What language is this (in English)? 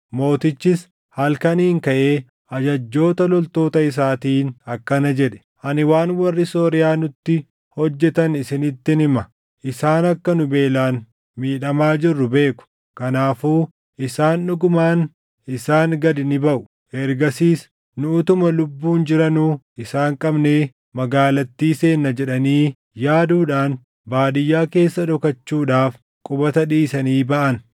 Oromo